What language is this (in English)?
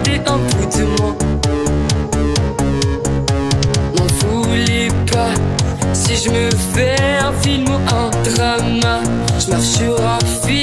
Romanian